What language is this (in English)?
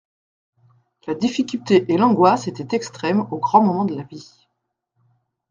French